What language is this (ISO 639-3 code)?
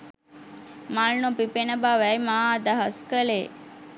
sin